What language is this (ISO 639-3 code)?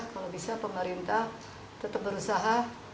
ind